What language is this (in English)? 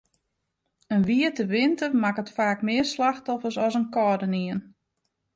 Western Frisian